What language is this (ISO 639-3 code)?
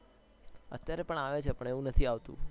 guj